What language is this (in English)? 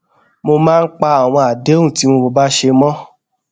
Yoruba